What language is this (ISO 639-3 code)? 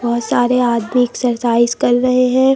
hin